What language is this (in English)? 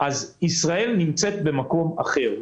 Hebrew